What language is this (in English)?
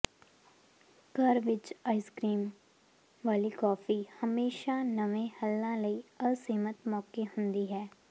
Punjabi